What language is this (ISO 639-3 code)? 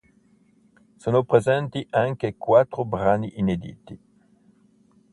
ita